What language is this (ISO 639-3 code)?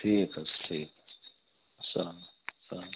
kas